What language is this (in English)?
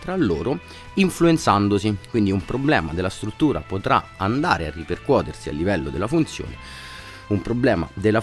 Italian